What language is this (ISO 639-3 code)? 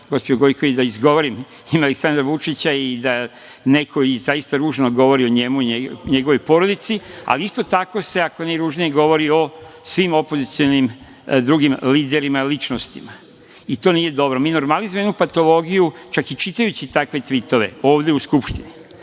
srp